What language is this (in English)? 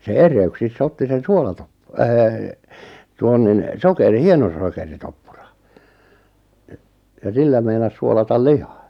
Finnish